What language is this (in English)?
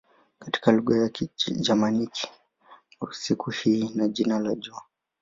Swahili